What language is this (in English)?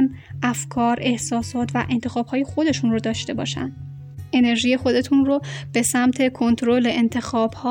Persian